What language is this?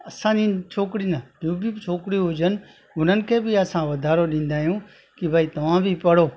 Sindhi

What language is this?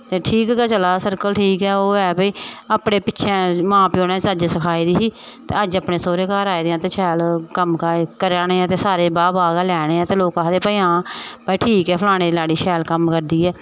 Dogri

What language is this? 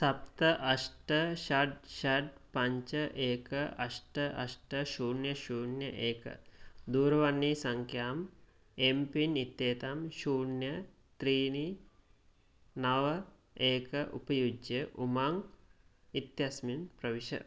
Sanskrit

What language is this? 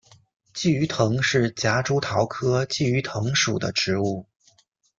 Chinese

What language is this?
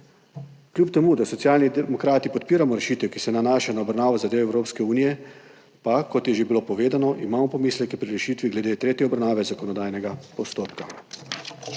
Slovenian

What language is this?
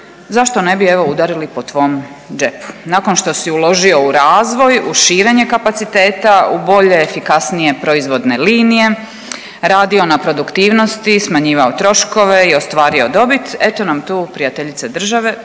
Croatian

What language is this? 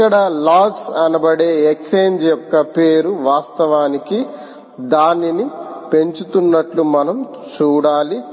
Telugu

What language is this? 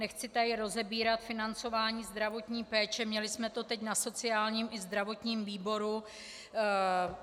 Czech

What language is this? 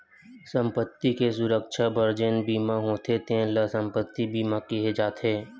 Chhattisgarhi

